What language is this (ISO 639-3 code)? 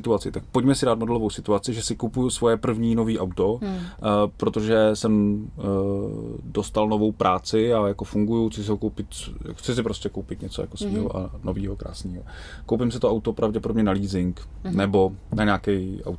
ces